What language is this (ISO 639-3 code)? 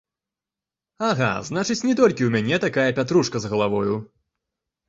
bel